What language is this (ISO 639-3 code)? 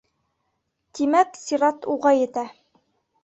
bak